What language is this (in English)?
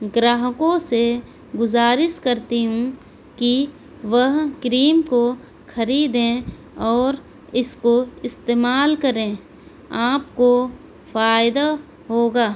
Urdu